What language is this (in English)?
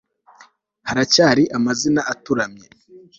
Kinyarwanda